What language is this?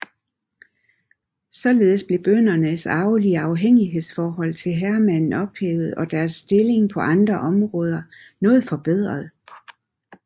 Danish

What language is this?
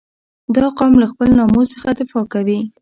Pashto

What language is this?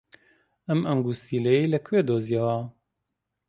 Central Kurdish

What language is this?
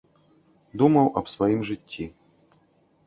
Belarusian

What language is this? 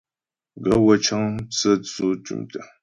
Ghomala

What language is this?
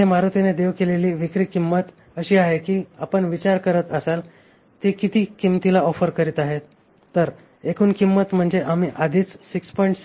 Marathi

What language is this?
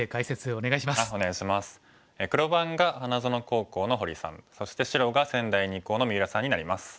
Japanese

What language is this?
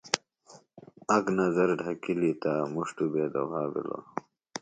Phalura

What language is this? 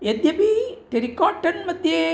Sanskrit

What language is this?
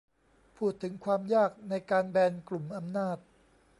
Thai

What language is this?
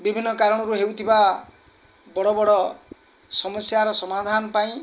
Odia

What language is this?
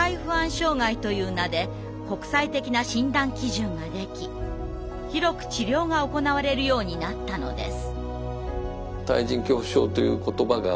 Japanese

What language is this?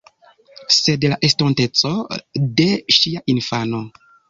Esperanto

